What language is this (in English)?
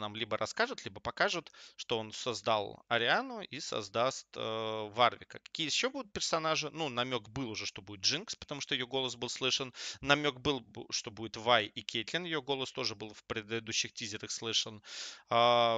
Russian